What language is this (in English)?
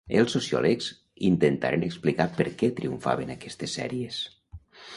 Catalan